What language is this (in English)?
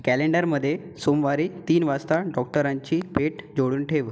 Marathi